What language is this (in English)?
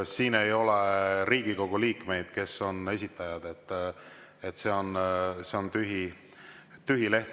Estonian